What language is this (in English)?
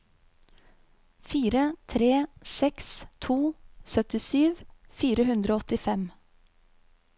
Norwegian